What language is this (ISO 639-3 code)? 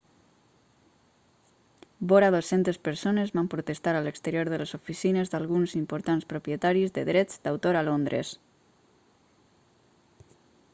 cat